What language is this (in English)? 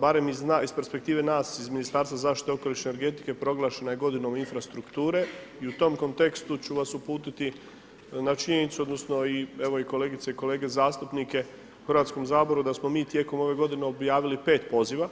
Croatian